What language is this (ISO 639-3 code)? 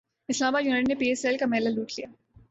urd